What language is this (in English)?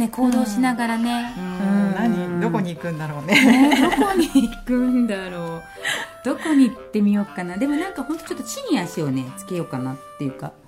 Japanese